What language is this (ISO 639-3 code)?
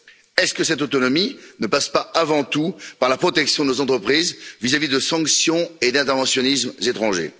fra